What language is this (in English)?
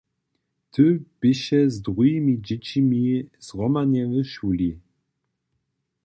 Upper Sorbian